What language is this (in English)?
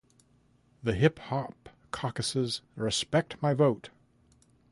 English